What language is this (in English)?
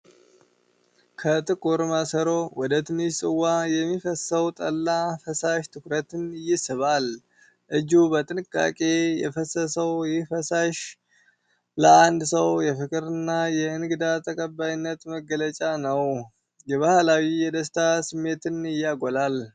Amharic